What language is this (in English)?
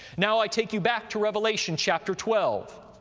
English